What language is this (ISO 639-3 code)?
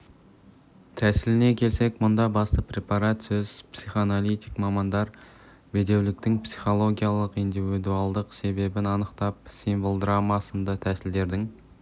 kaz